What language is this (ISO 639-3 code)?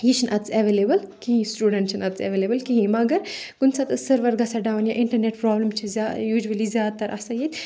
kas